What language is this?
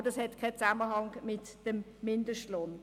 Swiss German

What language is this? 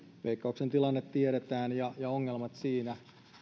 Finnish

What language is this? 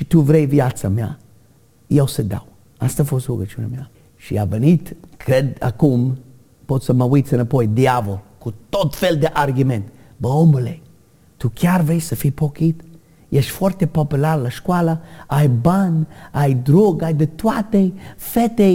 Romanian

